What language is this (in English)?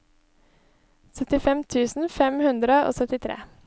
Norwegian